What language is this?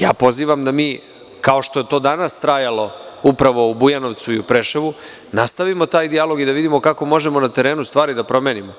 Serbian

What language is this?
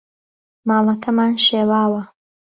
Central Kurdish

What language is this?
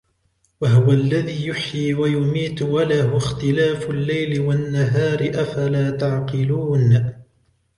Arabic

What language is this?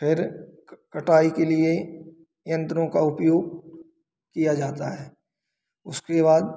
Hindi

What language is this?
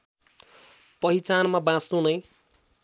Nepali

